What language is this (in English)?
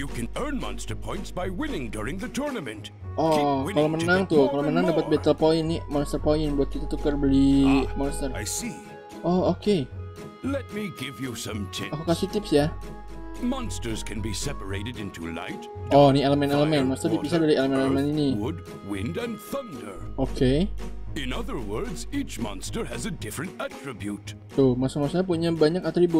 Indonesian